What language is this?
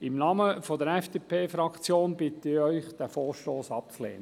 Swiss German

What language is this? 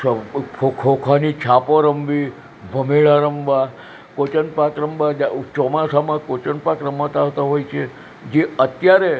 Gujarati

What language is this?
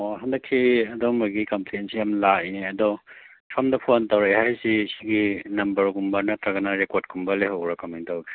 Manipuri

